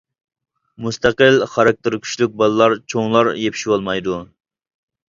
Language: Uyghur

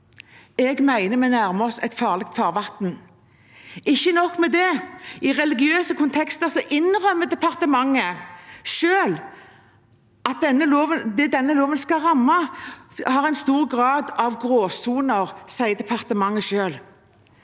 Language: Norwegian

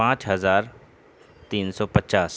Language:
Urdu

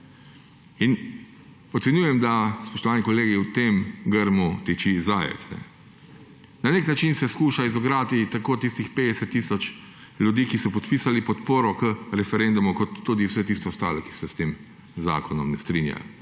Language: Slovenian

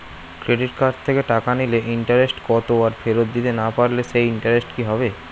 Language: Bangla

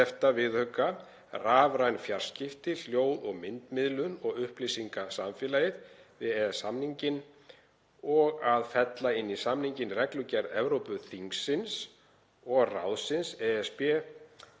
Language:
Icelandic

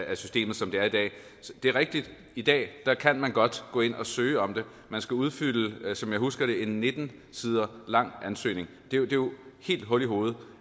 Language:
Danish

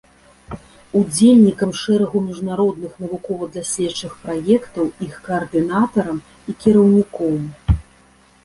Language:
Belarusian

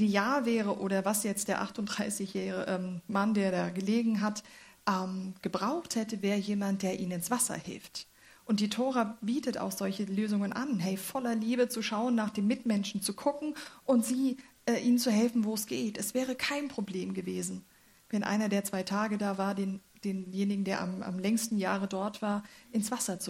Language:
German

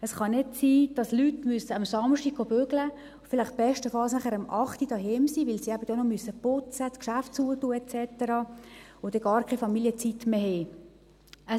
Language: Swiss German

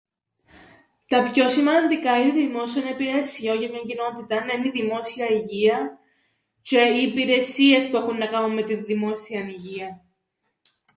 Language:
Greek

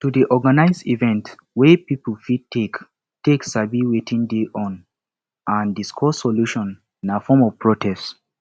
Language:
Nigerian Pidgin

